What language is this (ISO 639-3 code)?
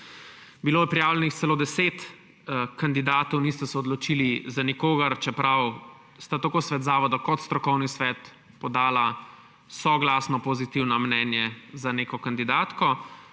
slv